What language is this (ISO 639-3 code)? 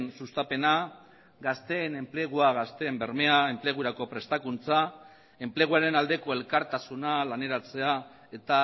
eus